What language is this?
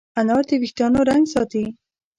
Pashto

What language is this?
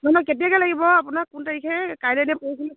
Assamese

